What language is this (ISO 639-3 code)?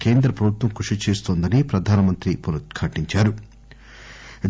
tel